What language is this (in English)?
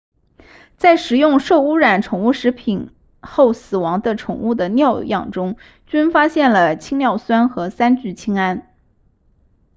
Chinese